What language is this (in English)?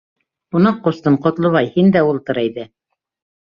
Bashkir